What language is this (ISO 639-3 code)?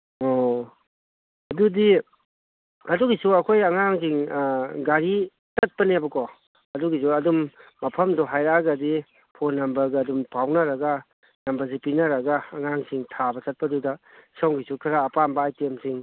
mni